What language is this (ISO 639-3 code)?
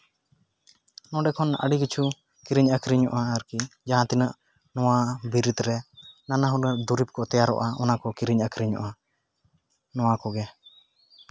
sat